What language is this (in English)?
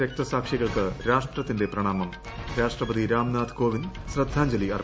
Malayalam